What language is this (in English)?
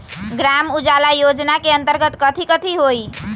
Magahi